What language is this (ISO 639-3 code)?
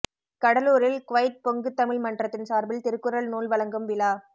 tam